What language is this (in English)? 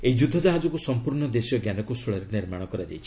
Odia